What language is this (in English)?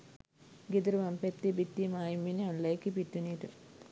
Sinhala